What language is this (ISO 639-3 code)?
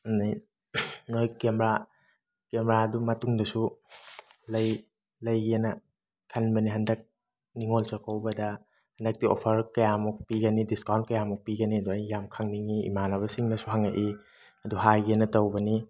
mni